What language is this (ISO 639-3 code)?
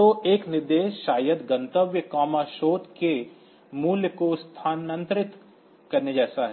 hin